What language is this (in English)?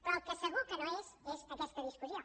Catalan